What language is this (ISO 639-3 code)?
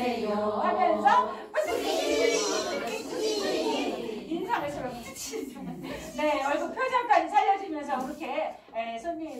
kor